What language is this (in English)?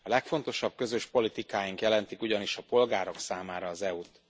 Hungarian